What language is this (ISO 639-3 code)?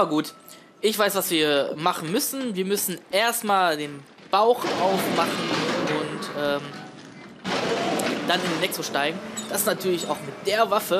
deu